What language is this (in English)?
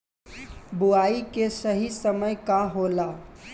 Bhojpuri